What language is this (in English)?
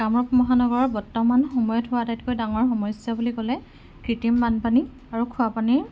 Assamese